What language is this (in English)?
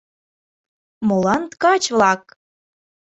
Mari